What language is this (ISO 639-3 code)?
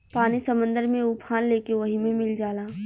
bho